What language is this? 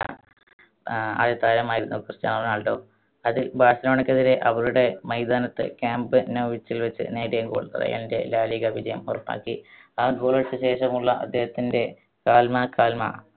Malayalam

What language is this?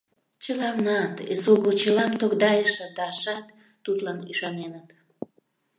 Mari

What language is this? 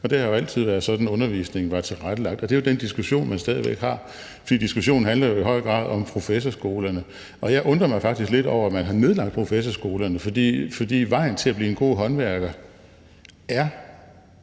Danish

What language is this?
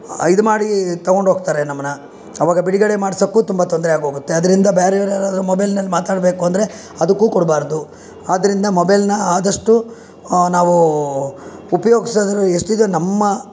Kannada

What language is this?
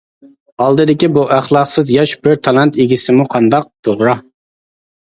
Uyghur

